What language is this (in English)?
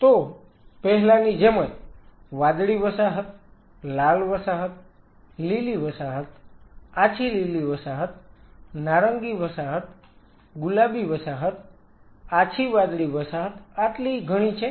Gujarati